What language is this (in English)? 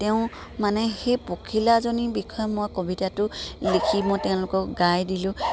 Assamese